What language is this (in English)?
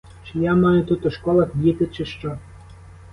Ukrainian